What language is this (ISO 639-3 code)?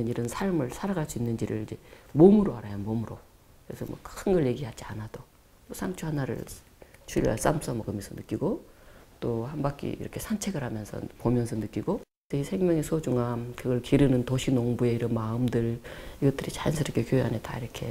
kor